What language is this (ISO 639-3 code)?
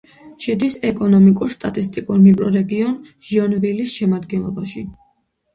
kat